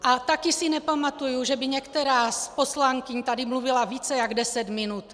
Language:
Czech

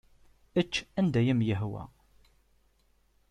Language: Kabyle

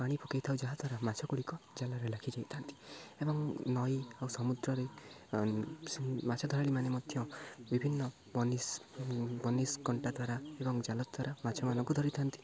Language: Odia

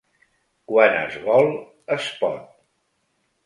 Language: Catalan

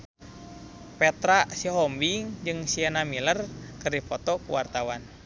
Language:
Sundanese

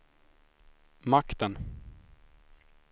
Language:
Swedish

